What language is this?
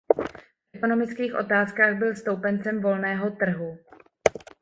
Czech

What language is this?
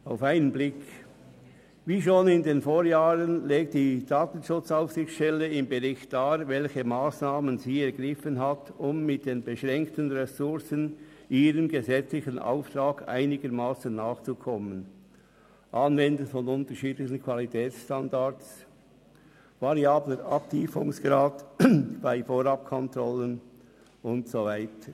Swiss German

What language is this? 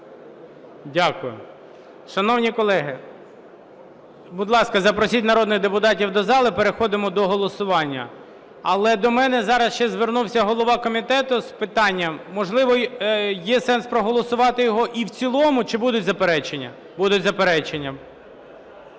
Ukrainian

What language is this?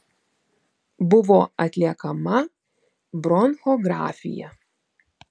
Lithuanian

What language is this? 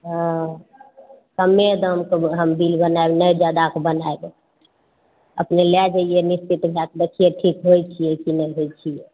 Maithili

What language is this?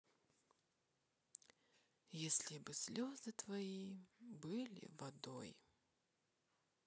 Russian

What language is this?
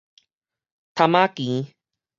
Min Nan Chinese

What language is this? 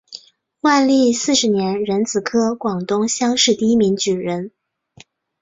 Chinese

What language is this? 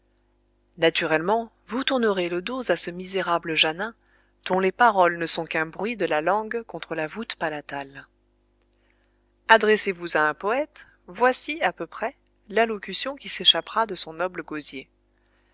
French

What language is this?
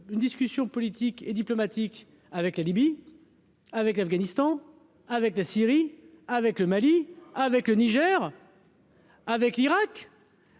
French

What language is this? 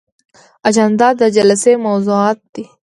Pashto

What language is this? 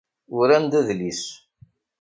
Kabyle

